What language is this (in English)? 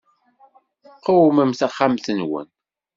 Kabyle